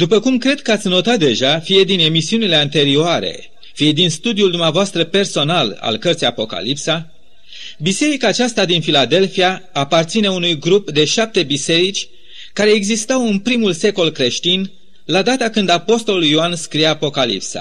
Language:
Romanian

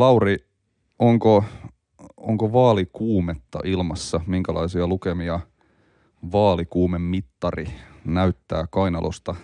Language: Finnish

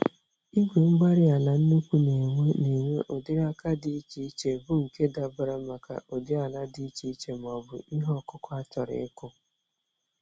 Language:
Igbo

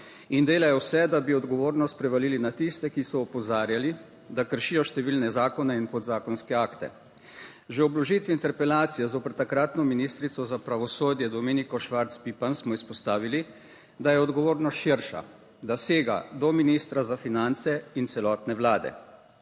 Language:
Slovenian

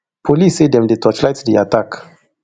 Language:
Nigerian Pidgin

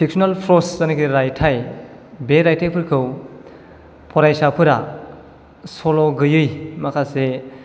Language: Bodo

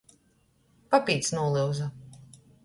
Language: Latgalian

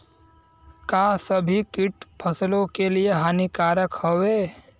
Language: Bhojpuri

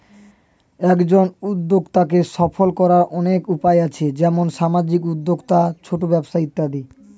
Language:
Bangla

